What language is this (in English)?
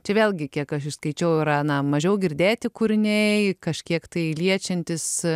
Lithuanian